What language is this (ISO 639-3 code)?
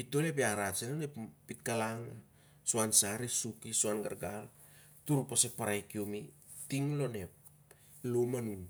sjr